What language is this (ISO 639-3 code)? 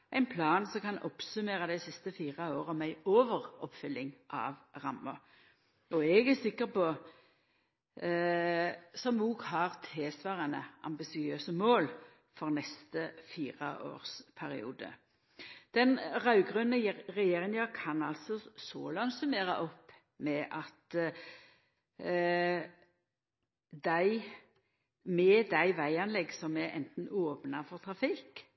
nno